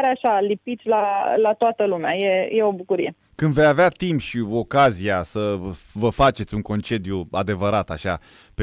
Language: Romanian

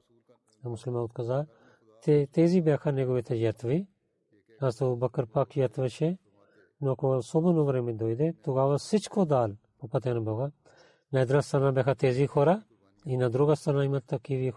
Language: Bulgarian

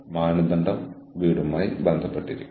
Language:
Malayalam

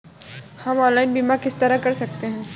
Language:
Hindi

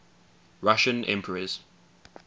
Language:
English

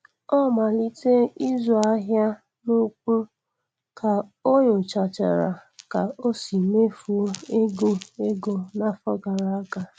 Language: Igbo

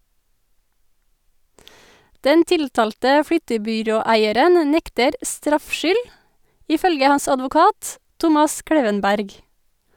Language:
Norwegian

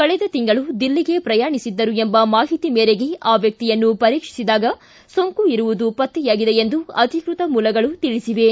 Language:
Kannada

